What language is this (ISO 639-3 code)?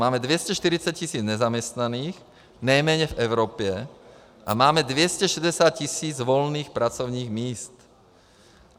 ces